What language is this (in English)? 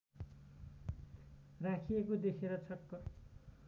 Nepali